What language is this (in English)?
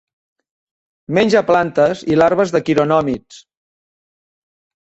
Catalan